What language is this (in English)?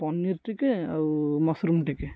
Odia